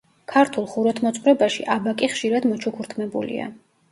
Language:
Georgian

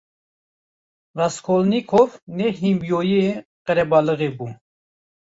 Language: Kurdish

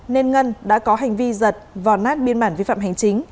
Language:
Vietnamese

